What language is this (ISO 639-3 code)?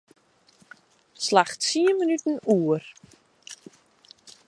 fry